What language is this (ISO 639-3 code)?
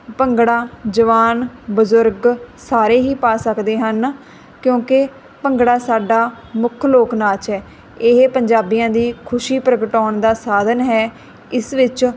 pan